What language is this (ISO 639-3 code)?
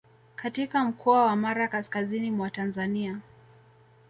swa